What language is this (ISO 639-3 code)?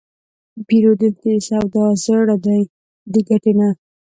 pus